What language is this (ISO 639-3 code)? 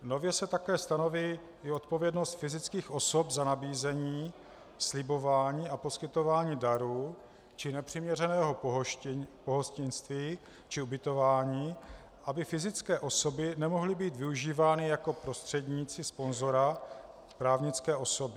ces